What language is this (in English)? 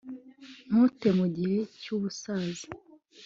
Kinyarwanda